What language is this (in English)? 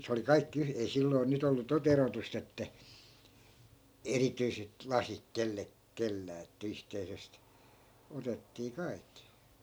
Finnish